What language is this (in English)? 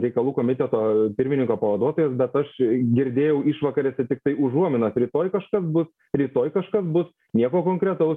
Lithuanian